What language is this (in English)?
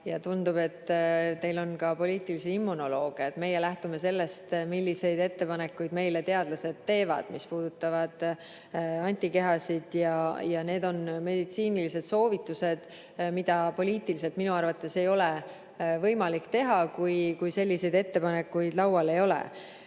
Estonian